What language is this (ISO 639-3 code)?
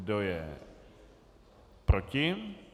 ces